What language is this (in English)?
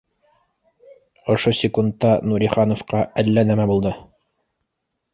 Bashkir